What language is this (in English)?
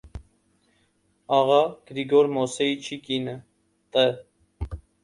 Armenian